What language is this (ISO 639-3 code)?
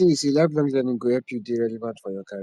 pcm